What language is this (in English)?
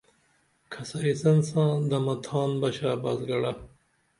Dameli